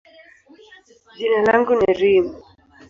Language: Swahili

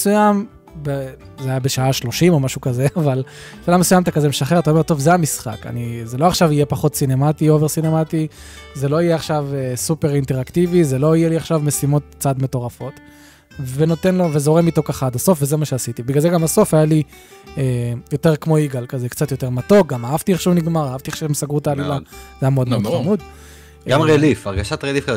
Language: Hebrew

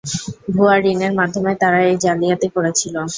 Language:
Bangla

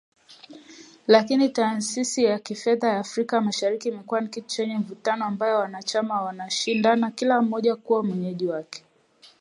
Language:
Swahili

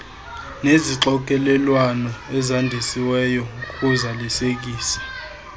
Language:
Xhosa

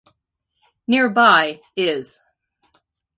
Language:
English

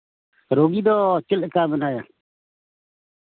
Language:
Santali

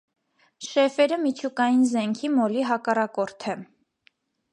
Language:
Armenian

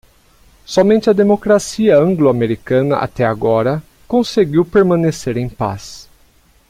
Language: Portuguese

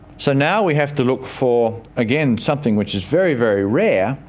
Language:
English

